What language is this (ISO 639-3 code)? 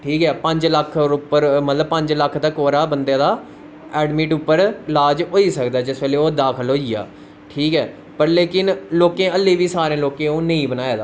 doi